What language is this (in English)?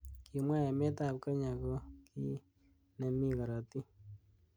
Kalenjin